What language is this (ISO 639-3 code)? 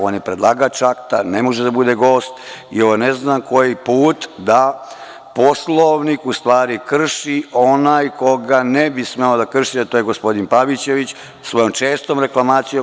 srp